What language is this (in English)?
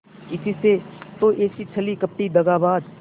Hindi